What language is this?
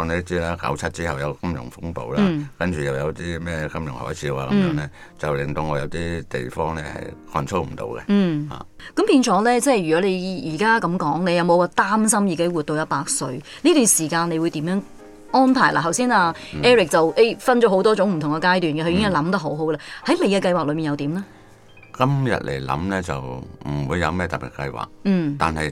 Chinese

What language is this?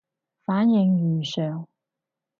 Cantonese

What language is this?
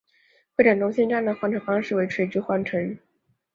Chinese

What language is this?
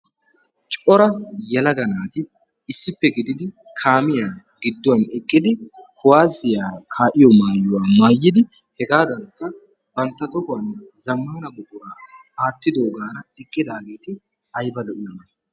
Wolaytta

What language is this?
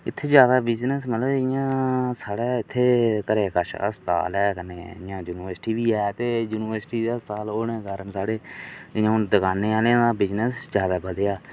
Dogri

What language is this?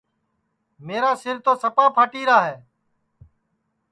Sansi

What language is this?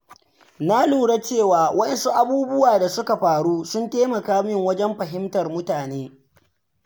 Hausa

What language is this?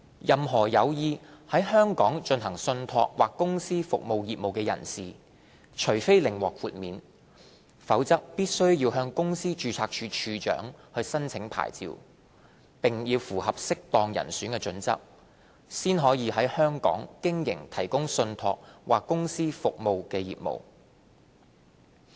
Cantonese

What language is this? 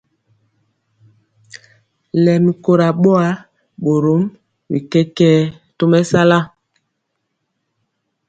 Mpiemo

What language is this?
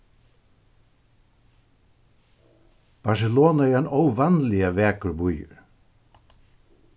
Faroese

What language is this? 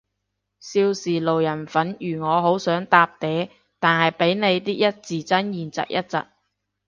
Cantonese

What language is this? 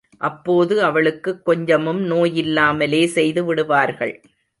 Tamil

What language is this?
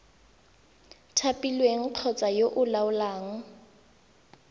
Tswana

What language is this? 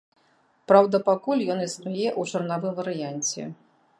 Belarusian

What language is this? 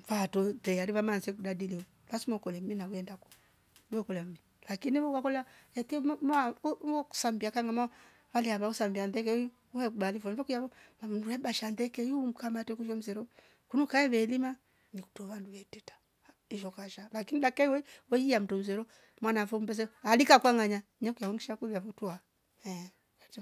Rombo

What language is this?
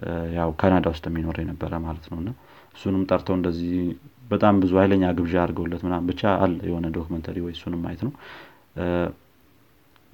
Amharic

